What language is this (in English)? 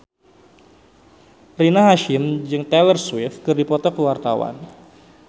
Sundanese